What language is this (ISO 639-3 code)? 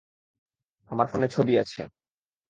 ben